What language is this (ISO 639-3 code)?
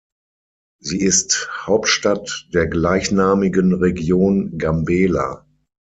deu